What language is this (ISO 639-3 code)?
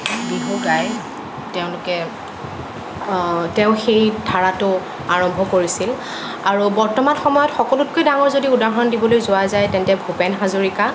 asm